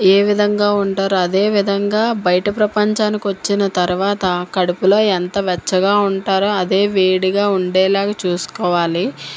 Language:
Telugu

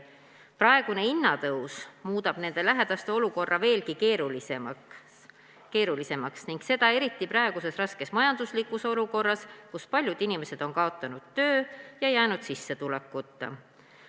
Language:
Estonian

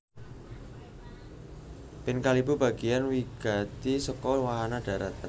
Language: Javanese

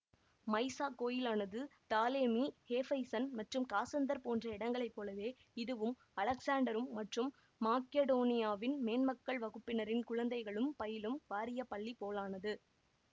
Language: Tamil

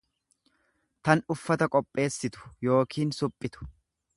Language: Oromo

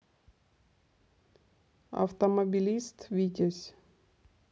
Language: Russian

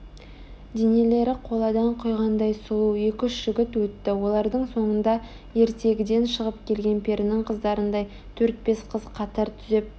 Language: Kazakh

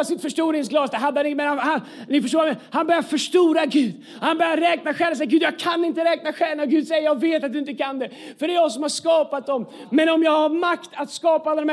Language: Swedish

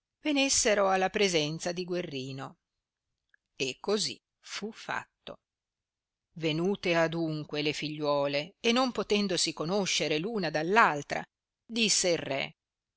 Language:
Italian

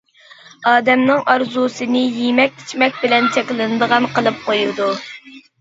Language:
Uyghur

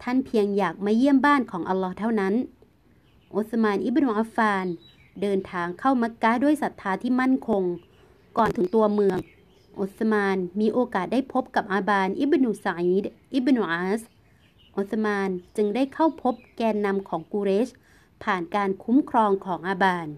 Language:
Thai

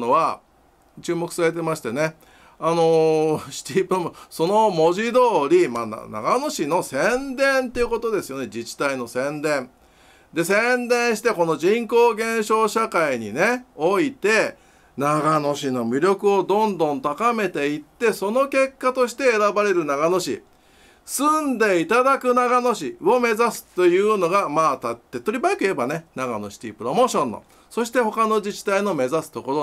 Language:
Japanese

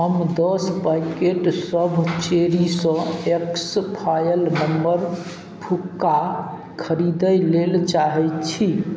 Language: Maithili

